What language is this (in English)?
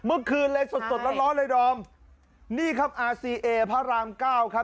Thai